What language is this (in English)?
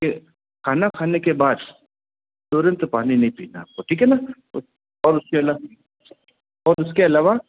Hindi